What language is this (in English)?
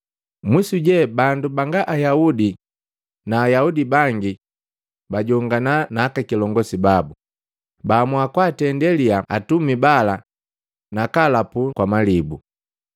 Matengo